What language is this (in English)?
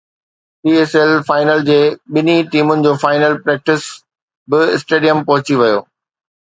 Sindhi